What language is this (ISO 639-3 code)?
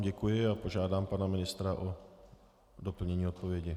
ces